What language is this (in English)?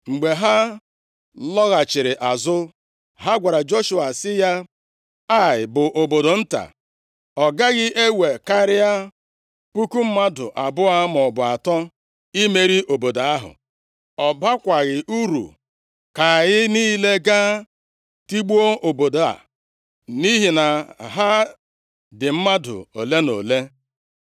Igbo